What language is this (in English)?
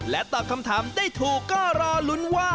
Thai